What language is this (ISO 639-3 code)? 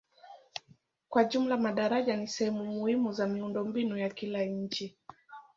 swa